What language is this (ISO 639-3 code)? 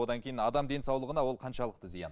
kaz